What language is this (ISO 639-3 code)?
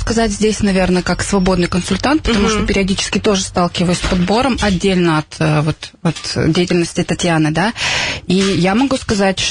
rus